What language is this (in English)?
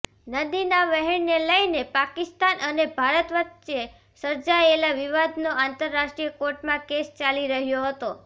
Gujarati